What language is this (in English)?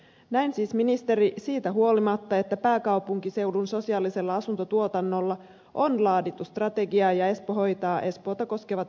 Finnish